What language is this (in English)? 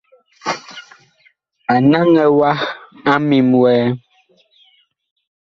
Bakoko